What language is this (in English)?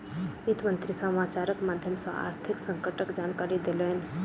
Maithili